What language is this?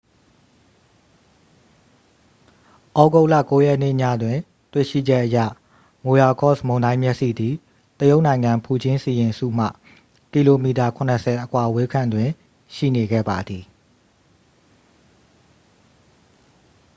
Burmese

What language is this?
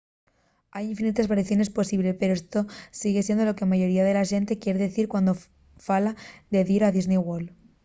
Asturian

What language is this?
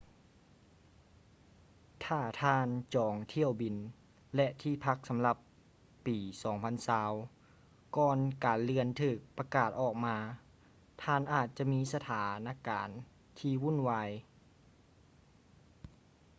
Lao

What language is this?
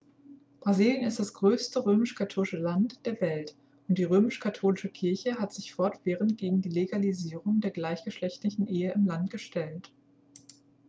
German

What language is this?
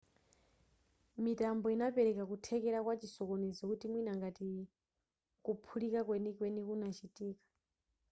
Nyanja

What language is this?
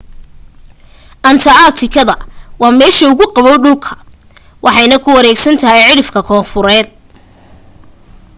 Somali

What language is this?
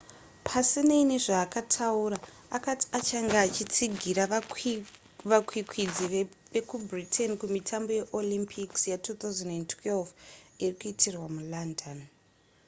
Shona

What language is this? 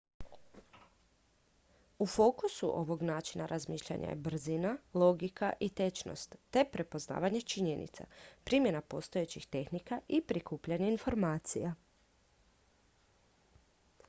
Croatian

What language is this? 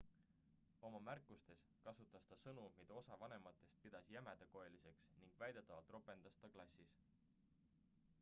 Estonian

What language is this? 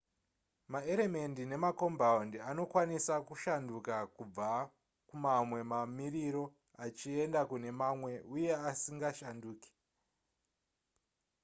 Shona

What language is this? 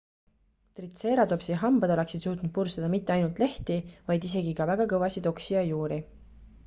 Estonian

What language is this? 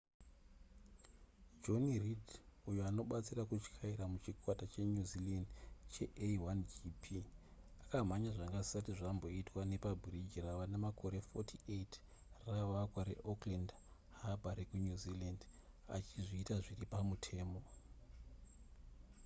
Shona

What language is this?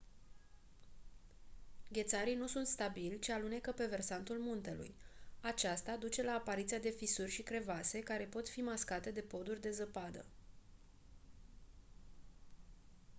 Romanian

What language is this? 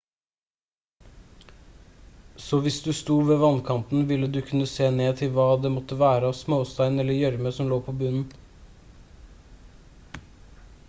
Norwegian Bokmål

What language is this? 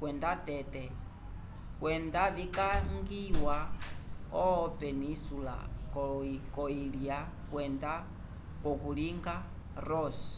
Umbundu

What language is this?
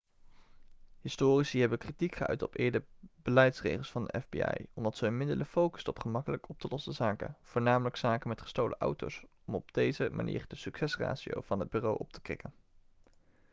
Dutch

